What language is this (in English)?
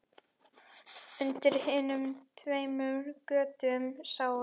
Icelandic